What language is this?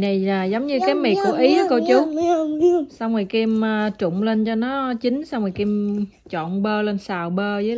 Vietnamese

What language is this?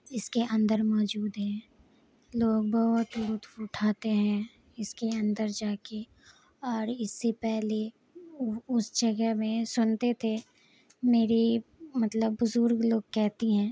Urdu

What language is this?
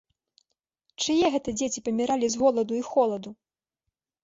Belarusian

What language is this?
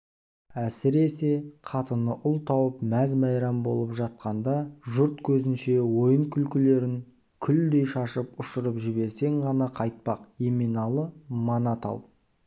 Kazakh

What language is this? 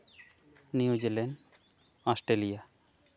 Santali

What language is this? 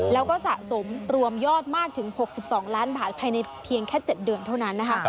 Thai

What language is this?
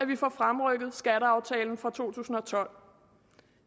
Danish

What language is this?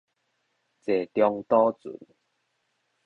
Min Nan Chinese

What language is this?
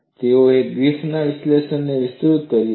Gujarati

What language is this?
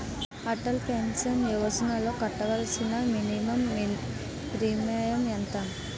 Telugu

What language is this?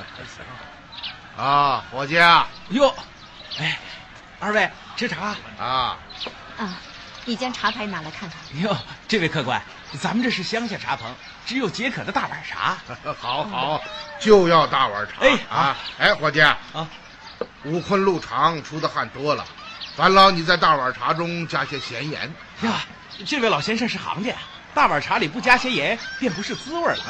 Chinese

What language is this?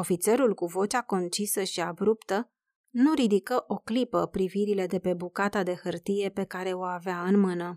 Romanian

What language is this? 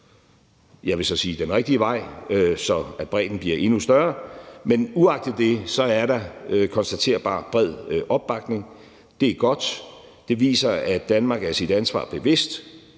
Danish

